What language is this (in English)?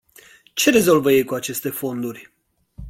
Romanian